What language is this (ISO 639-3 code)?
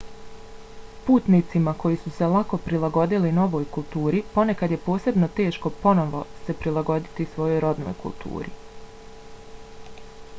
bos